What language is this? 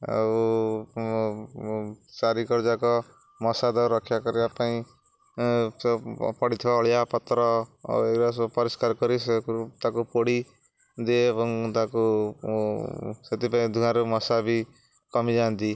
Odia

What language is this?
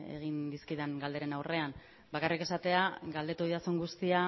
Basque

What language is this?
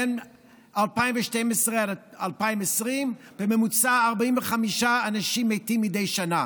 Hebrew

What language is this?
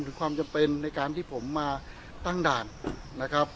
Thai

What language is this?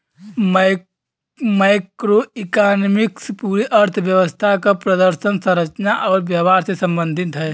Bhojpuri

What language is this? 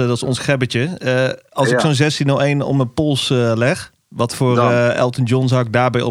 Dutch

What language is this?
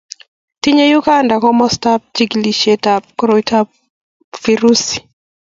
Kalenjin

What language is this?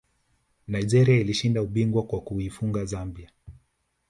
Swahili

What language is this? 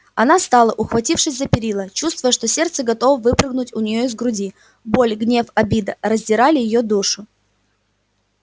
Russian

